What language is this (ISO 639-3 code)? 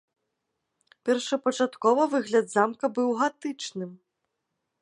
bel